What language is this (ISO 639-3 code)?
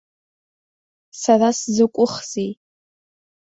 abk